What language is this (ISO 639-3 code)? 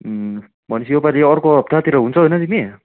nep